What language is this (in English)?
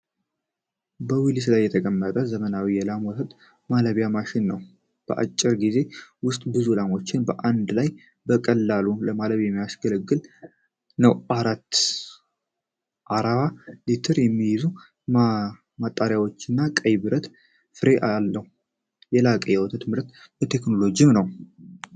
Amharic